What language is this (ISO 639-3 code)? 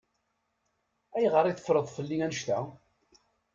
kab